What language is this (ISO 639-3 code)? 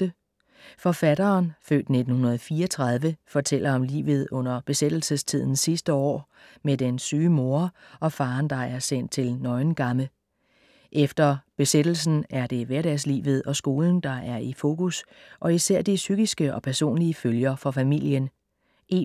dan